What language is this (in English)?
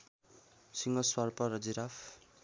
Nepali